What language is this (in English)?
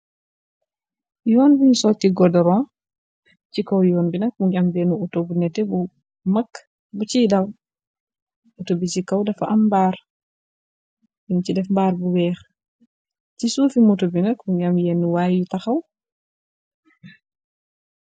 Wolof